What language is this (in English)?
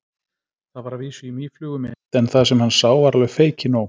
Icelandic